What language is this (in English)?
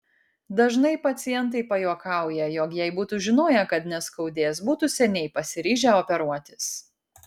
Lithuanian